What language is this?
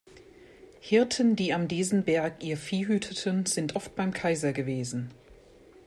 German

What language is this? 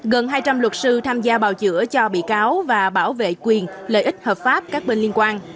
Vietnamese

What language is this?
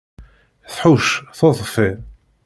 Kabyle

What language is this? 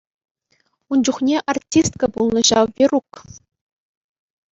Chuvash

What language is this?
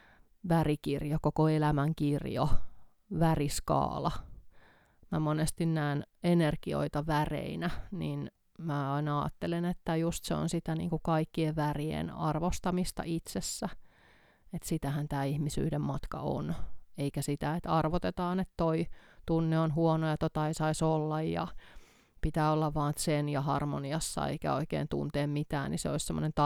Finnish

